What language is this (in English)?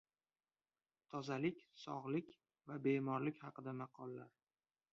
Uzbek